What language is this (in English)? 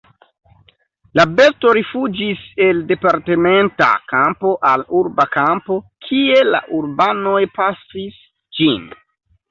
Esperanto